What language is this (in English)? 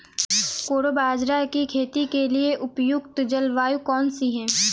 Hindi